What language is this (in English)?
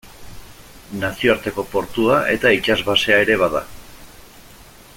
Basque